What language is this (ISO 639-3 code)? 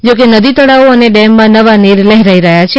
guj